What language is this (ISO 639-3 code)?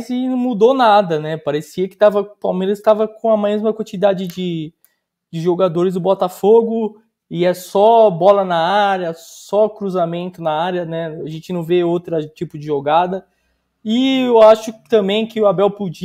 por